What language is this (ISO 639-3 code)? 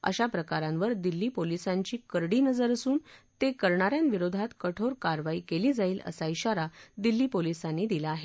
mar